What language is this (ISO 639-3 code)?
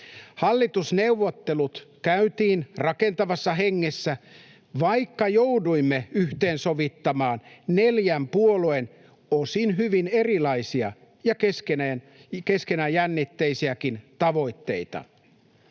fin